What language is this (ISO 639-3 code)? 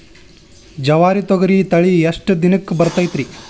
kan